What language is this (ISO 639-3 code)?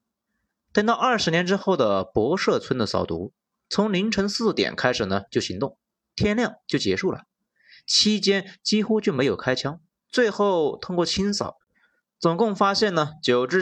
zho